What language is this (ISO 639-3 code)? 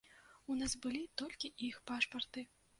bel